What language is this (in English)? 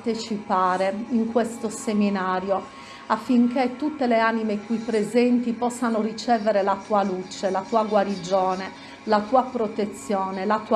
Italian